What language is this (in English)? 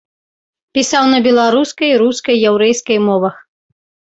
Belarusian